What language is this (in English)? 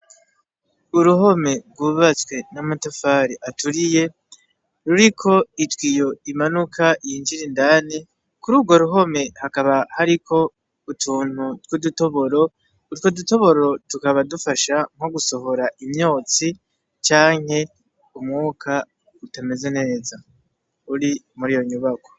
Rundi